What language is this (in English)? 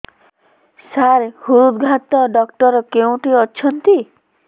Odia